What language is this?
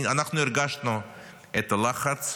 Hebrew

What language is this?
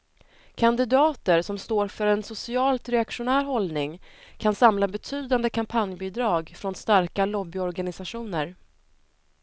Swedish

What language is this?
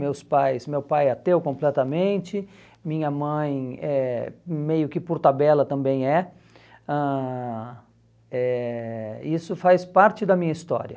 Portuguese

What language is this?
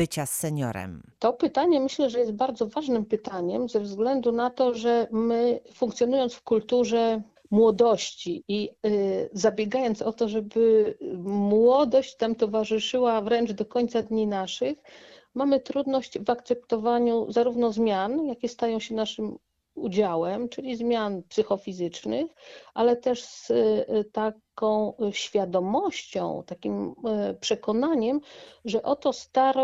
Polish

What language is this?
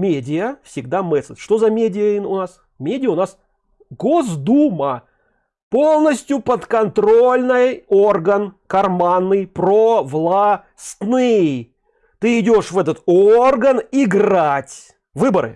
Russian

